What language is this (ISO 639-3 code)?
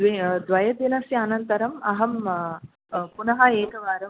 san